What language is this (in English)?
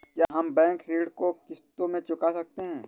Hindi